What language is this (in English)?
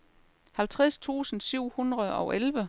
Danish